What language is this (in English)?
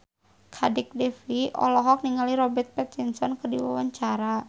Sundanese